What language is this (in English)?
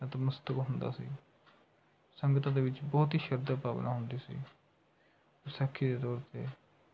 Punjabi